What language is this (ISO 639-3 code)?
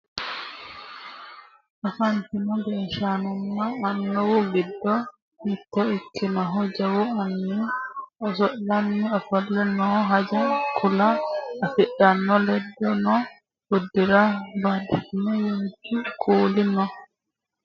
sid